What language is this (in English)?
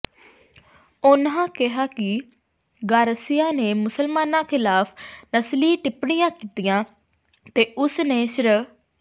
Punjabi